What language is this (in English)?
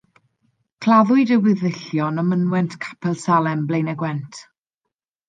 Welsh